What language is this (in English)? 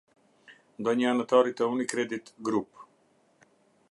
Albanian